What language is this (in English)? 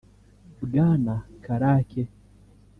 Kinyarwanda